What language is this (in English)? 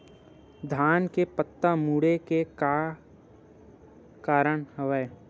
Chhattisgarhi